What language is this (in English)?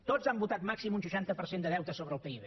Catalan